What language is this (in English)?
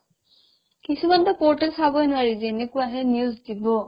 Assamese